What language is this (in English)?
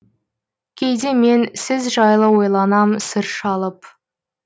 Kazakh